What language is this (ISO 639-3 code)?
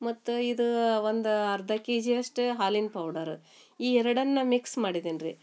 kan